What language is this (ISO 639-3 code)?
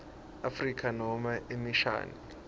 ssw